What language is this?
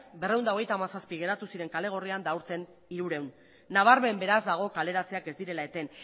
Basque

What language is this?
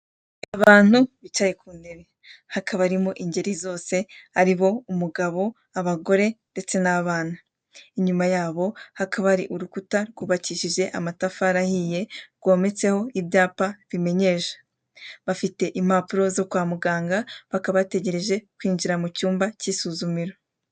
Kinyarwanda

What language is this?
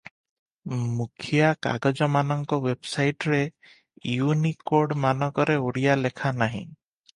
Odia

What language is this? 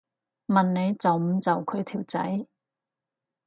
Cantonese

